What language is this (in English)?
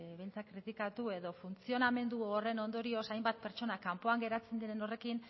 Basque